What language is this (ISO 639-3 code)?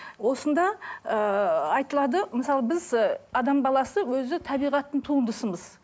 kaz